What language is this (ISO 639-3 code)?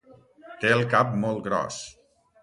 cat